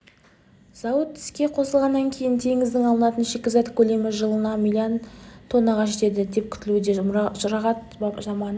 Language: Kazakh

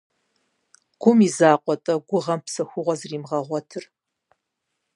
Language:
Kabardian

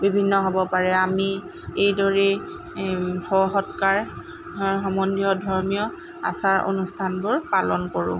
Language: Assamese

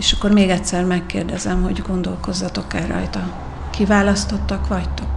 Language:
Hungarian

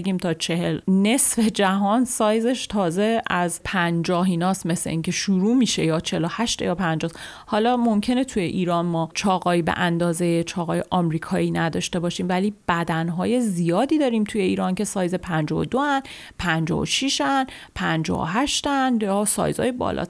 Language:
Persian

